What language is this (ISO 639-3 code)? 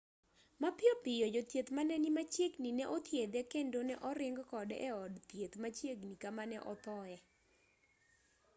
luo